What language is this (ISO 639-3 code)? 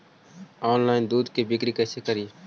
mag